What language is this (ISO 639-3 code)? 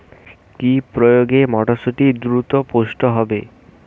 ben